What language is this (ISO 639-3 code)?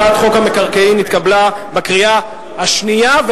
heb